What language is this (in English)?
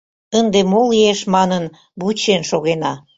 Mari